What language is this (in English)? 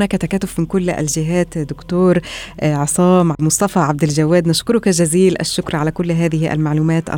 Arabic